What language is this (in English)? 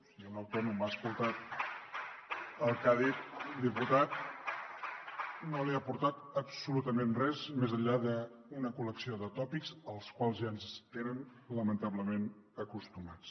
Catalan